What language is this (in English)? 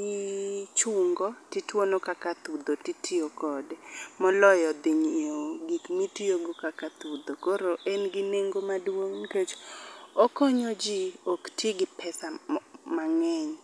Luo (Kenya and Tanzania)